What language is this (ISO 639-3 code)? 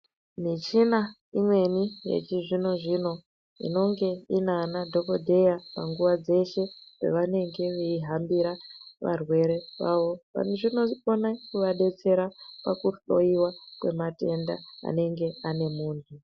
ndc